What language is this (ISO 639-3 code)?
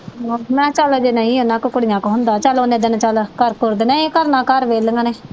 pan